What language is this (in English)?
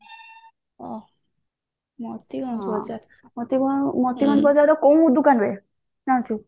Odia